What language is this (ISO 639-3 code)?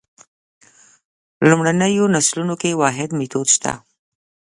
pus